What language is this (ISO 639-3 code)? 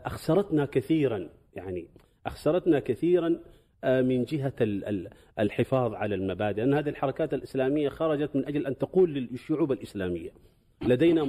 ara